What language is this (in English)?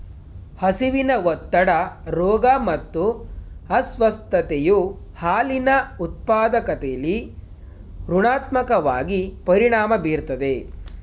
Kannada